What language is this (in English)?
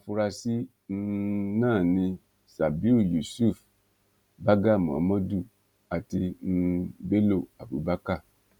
Yoruba